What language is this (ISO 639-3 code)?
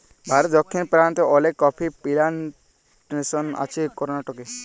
ben